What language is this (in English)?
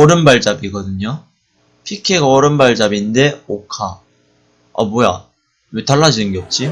Korean